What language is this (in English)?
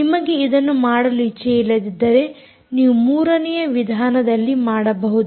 Kannada